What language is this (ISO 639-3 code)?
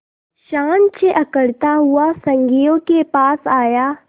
hin